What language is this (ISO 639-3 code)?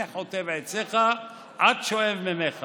heb